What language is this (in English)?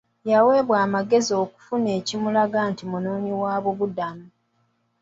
Ganda